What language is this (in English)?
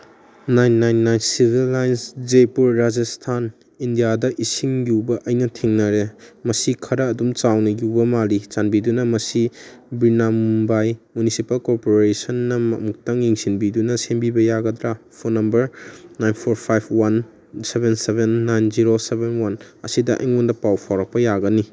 Manipuri